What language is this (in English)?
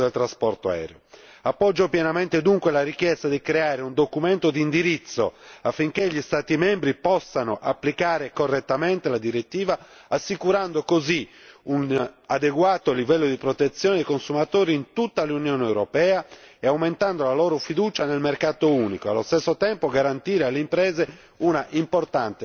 Italian